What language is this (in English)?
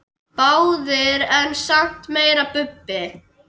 Icelandic